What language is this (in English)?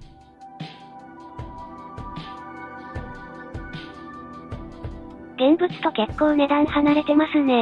Japanese